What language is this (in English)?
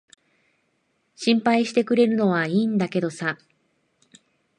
Japanese